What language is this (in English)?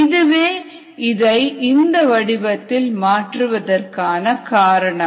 Tamil